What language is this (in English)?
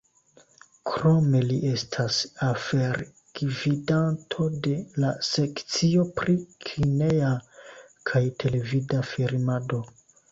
Esperanto